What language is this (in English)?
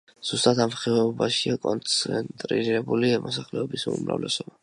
Georgian